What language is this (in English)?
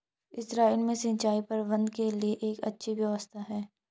Hindi